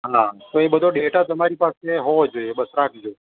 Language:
Gujarati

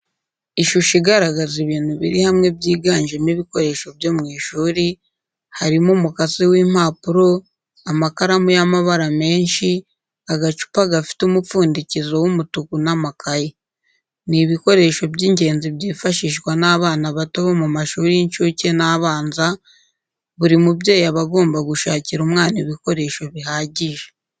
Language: Kinyarwanda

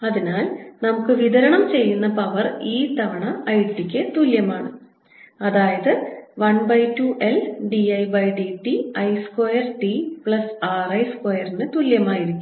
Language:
Malayalam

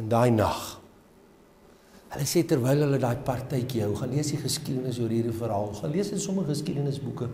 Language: Dutch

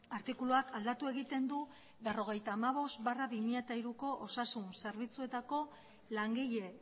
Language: Basque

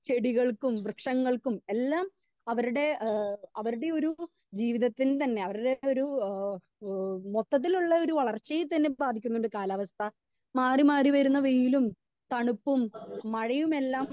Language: Malayalam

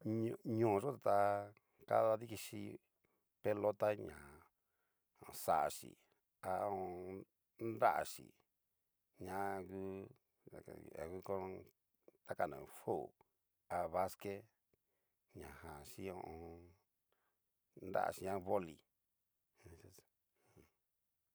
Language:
Cacaloxtepec Mixtec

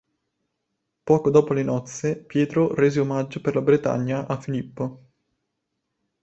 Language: Italian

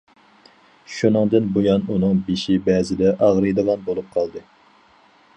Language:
Uyghur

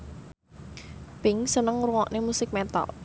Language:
Javanese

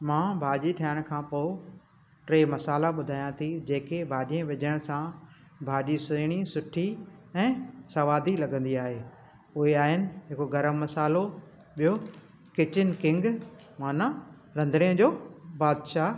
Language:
Sindhi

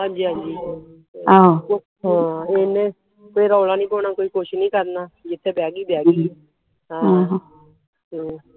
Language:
Punjabi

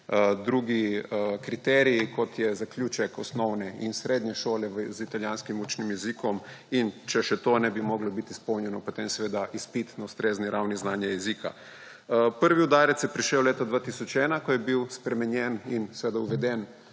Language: Slovenian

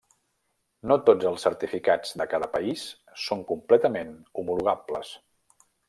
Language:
Catalan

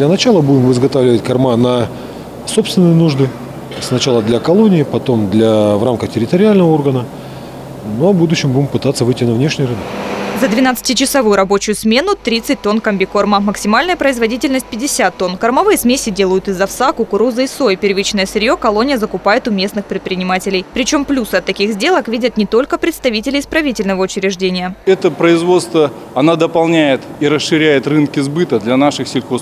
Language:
Russian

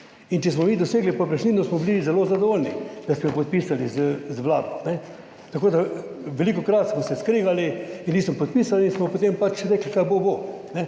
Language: Slovenian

